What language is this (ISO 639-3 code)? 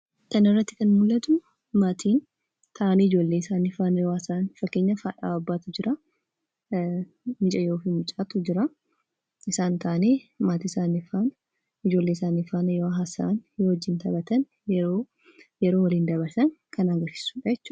orm